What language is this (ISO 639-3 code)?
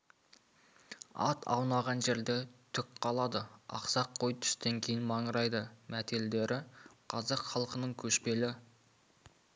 kaz